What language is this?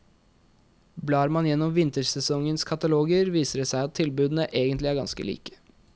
Norwegian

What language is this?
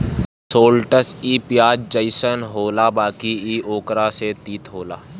Bhojpuri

